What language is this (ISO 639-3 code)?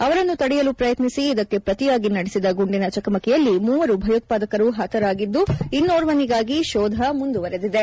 kan